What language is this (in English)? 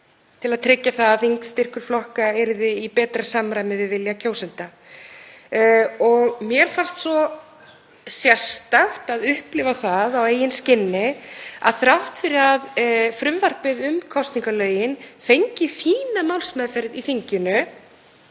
Icelandic